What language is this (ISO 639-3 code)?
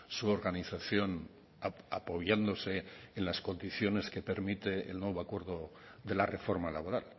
spa